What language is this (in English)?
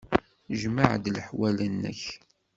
Kabyle